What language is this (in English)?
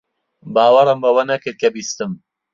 Central Kurdish